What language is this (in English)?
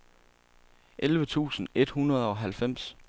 Danish